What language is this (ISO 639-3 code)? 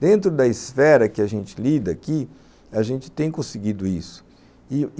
por